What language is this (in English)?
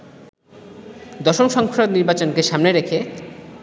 Bangla